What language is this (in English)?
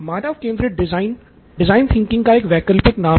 Hindi